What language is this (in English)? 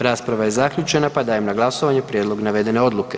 Croatian